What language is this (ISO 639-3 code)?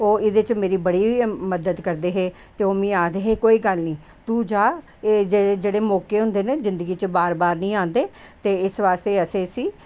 doi